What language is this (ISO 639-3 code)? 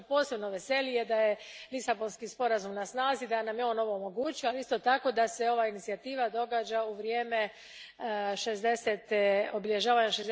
hrv